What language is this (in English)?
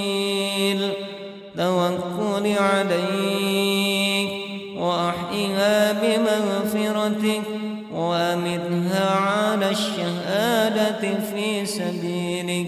Arabic